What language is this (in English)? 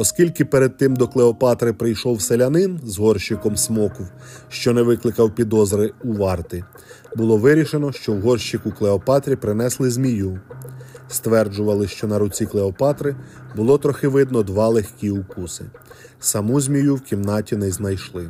Ukrainian